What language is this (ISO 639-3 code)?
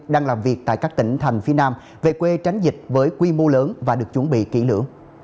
vie